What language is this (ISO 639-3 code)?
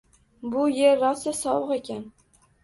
uzb